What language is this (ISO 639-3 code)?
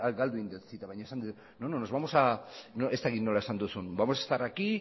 eus